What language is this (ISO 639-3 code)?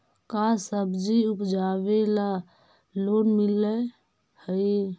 mag